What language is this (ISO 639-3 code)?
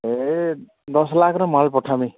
ori